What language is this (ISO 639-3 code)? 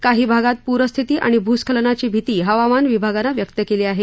mar